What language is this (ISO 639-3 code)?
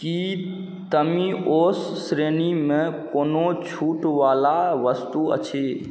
mai